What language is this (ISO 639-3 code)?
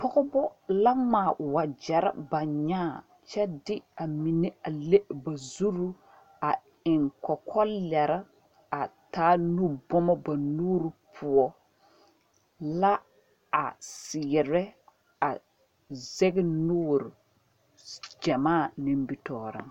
dga